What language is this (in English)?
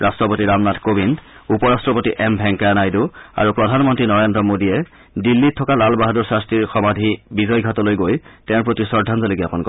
Assamese